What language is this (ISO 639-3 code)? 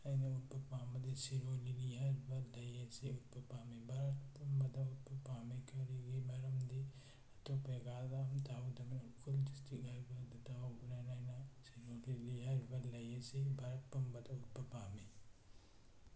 mni